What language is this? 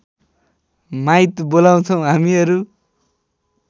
Nepali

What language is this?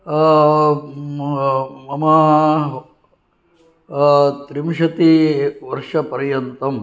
Sanskrit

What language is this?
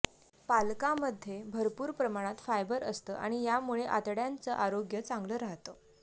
Marathi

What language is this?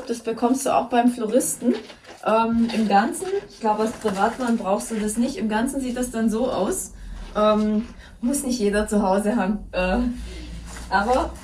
German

